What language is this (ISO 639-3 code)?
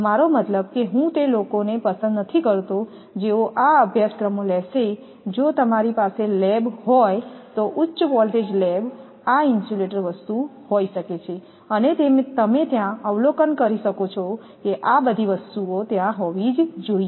guj